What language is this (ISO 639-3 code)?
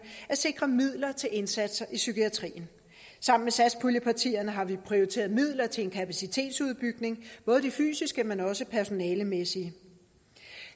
dan